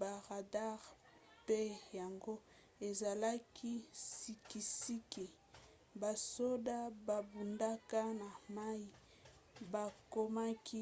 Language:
Lingala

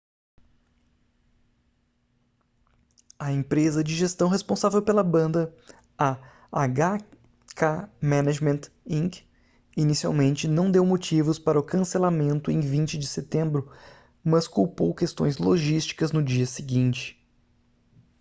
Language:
Portuguese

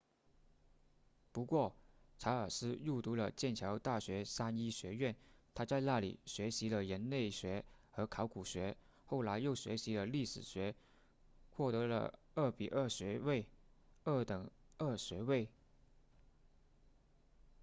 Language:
Chinese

